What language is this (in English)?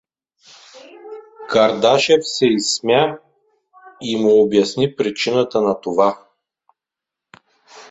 Bulgarian